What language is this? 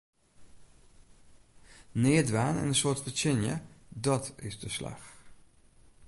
Western Frisian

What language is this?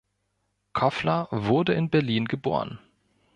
German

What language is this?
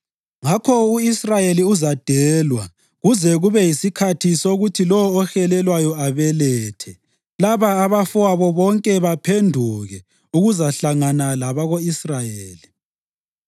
North Ndebele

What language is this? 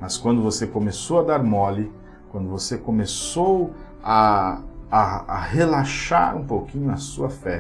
Portuguese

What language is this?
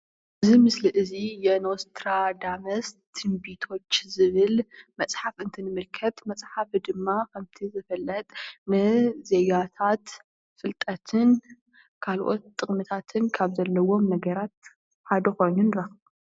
Tigrinya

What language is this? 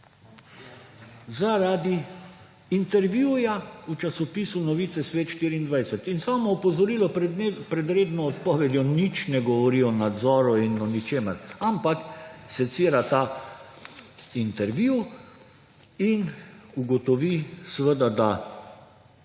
Slovenian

